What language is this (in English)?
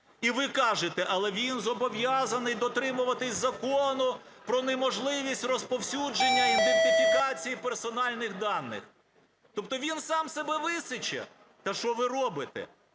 Ukrainian